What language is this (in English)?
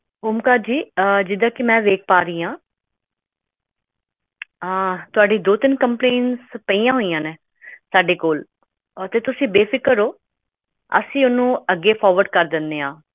Punjabi